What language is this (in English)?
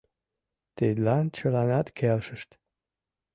Mari